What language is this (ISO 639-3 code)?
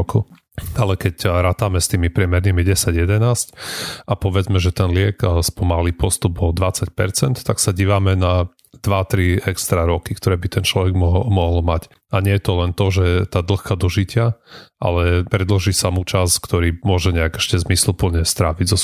slk